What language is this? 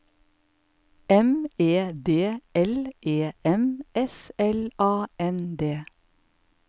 Norwegian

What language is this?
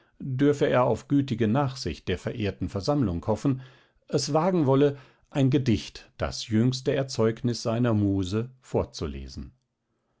German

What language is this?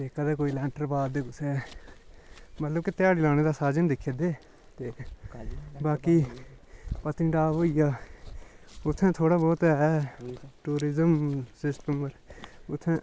Dogri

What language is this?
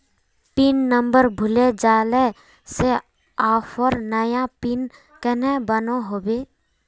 Magahi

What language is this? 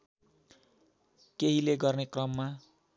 Nepali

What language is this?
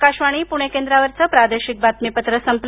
Marathi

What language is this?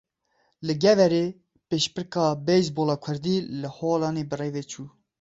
Kurdish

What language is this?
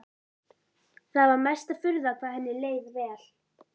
Icelandic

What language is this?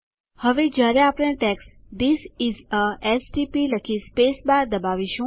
Gujarati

